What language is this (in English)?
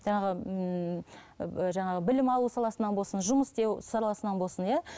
Kazakh